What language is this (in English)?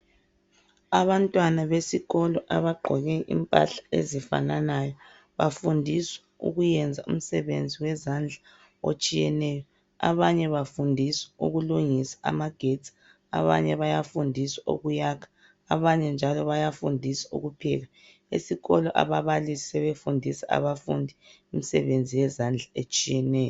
North Ndebele